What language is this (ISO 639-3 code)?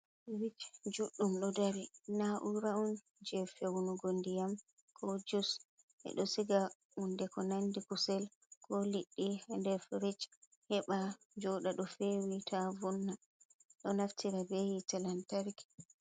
ful